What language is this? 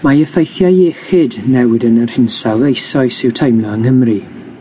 Welsh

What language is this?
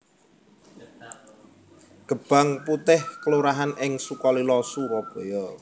Javanese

